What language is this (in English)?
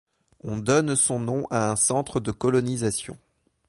French